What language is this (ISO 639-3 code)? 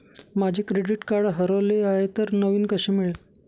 mar